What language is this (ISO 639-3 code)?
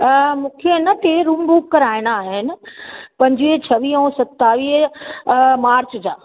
snd